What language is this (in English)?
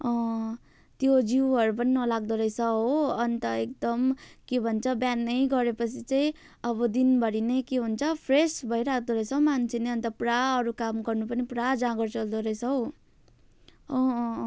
Nepali